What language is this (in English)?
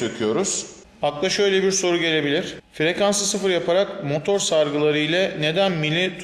Turkish